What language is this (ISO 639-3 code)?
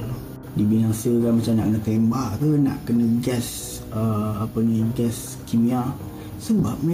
msa